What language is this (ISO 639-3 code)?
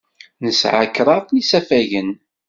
kab